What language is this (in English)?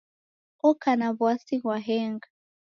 Taita